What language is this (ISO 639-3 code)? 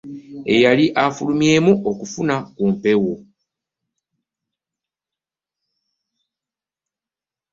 lug